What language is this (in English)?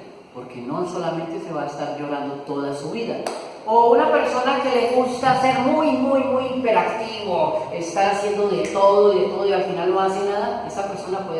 Spanish